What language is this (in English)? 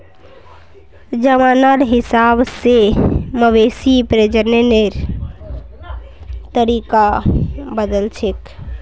Magahi